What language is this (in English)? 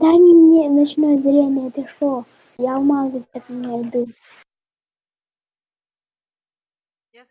Russian